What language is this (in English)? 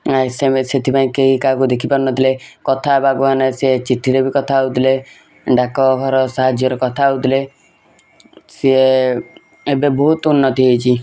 Odia